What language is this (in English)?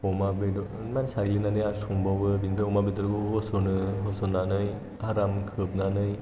Bodo